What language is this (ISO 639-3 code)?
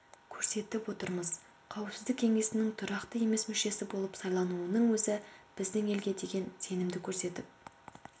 kaz